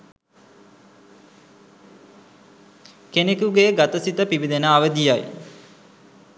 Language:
Sinhala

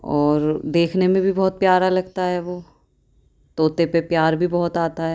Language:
Urdu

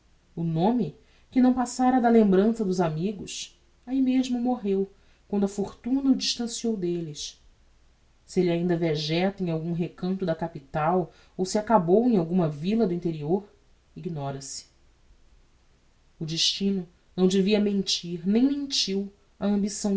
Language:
Portuguese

